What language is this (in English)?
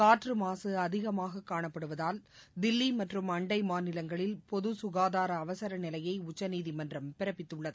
Tamil